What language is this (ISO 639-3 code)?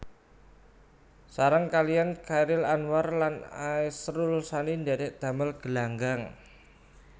jav